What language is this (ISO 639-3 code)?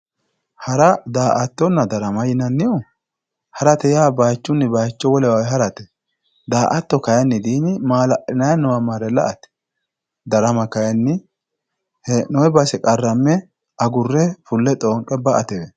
sid